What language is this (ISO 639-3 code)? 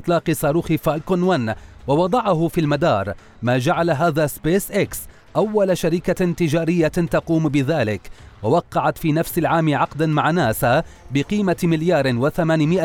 ara